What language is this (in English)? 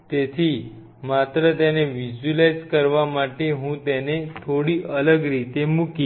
Gujarati